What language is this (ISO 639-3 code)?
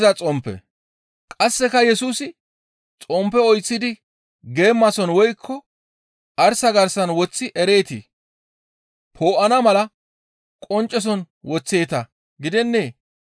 gmv